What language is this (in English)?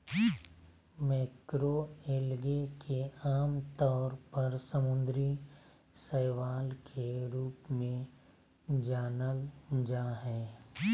Magahi